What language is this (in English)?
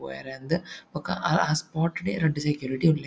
Tulu